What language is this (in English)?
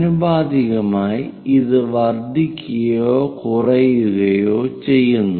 Malayalam